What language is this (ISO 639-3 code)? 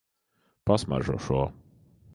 lav